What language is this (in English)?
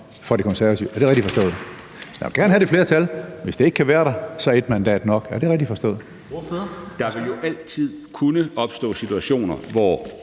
Danish